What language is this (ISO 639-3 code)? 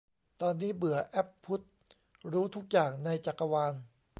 tha